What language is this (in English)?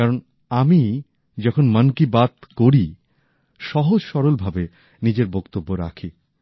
Bangla